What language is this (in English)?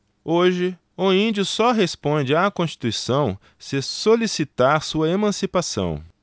Portuguese